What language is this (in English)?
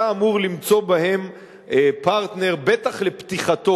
Hebrew